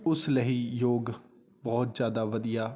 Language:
Punjabi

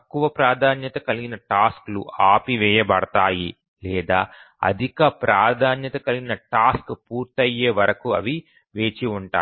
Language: Telugu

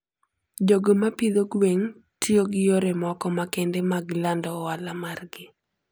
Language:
Luo (Kenya and Tanzania)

